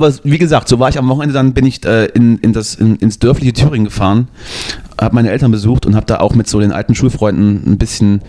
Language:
German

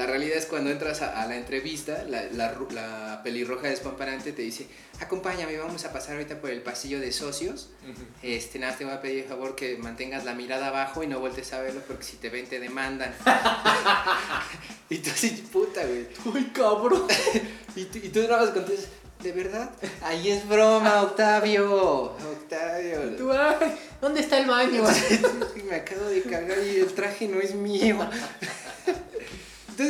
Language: Spanish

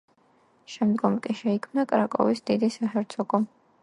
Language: Georgian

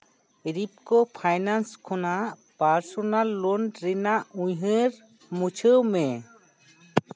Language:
Santali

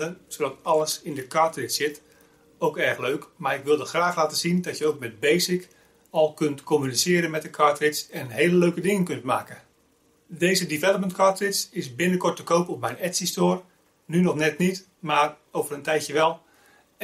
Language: Dutch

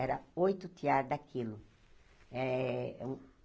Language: Portuguese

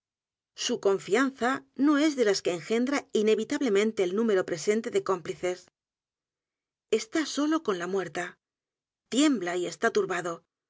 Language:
Spanish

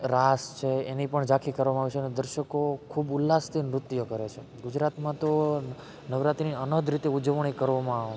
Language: Gujarati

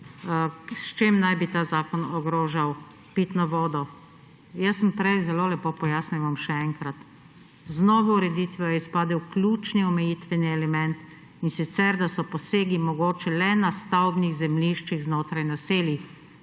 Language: Slovenian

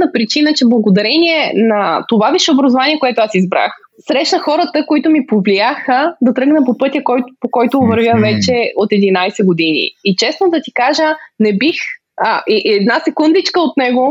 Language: Bulgarian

